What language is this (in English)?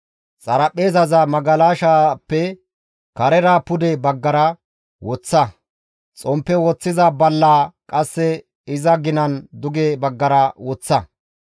Gamo